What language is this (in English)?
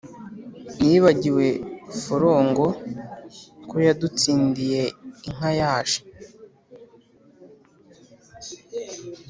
Kinyarwanda